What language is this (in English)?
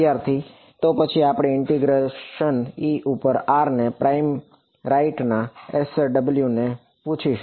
Gujarati